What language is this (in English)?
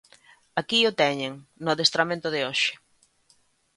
Galician